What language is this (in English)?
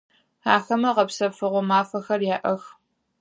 Adyghe